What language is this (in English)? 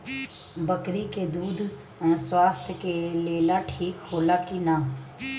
Bhojpuri